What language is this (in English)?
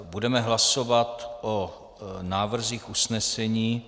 Czech